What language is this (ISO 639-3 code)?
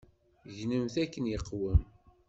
kab